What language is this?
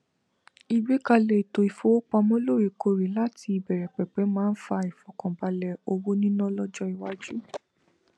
Yoruba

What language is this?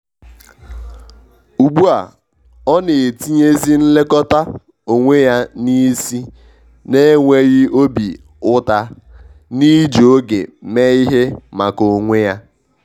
Igbo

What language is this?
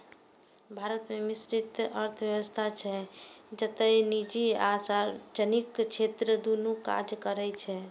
Maithili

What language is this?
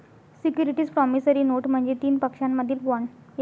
Marathi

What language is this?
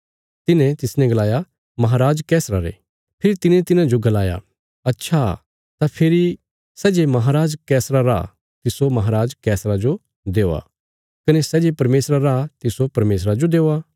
Bilaspuri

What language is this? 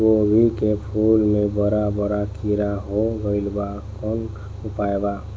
Bhojpuri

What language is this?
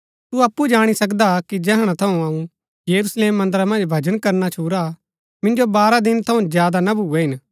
Gaddi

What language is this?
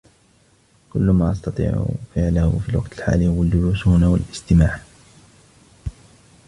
Arabic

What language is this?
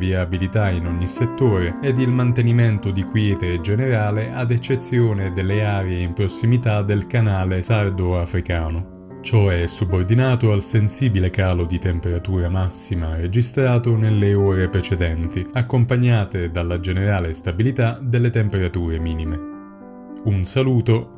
Italian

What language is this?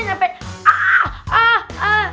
Indonesian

